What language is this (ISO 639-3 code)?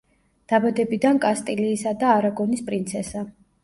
kat